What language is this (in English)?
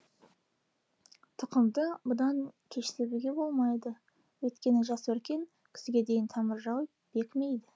Kazakh